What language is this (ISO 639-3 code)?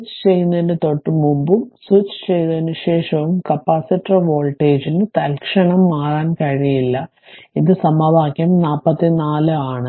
mal